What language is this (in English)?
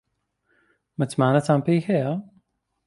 Central Kurdish